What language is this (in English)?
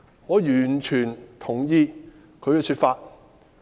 Cantonese